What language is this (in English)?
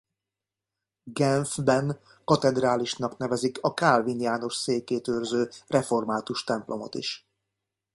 Hungarian